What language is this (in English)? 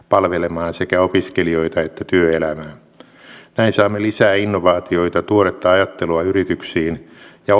Finnish